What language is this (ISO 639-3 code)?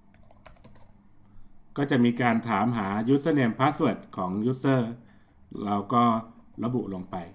tha